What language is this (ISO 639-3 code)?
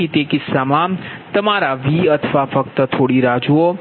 guj